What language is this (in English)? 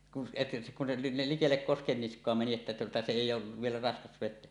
Finnish